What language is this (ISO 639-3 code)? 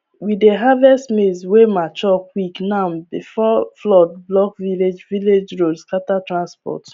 pcm